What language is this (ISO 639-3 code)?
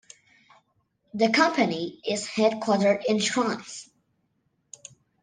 eng